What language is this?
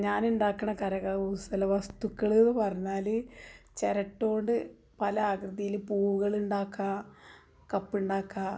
Malayalam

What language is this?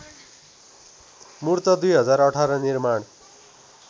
Nepali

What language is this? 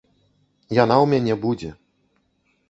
Belarusian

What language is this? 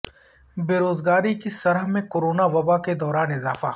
Urdu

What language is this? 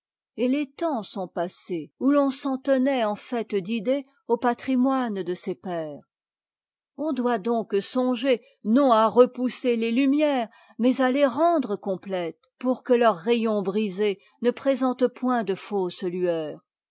French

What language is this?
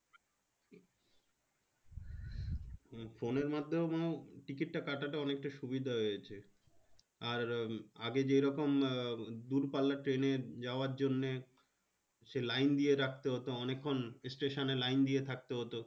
Bangla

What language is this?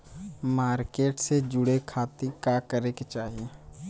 Bhojpuri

